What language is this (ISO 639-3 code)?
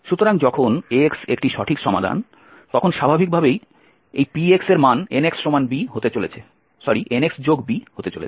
ben